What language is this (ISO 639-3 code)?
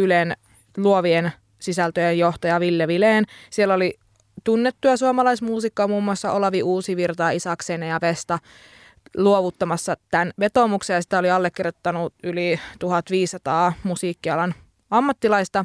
fin